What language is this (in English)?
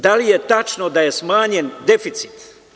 Serbian